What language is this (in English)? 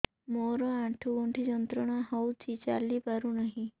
Odia